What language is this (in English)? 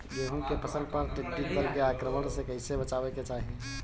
Bhojpuri